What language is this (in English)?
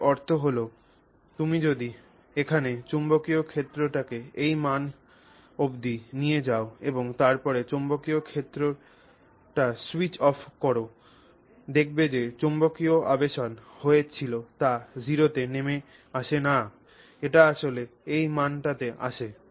Bangla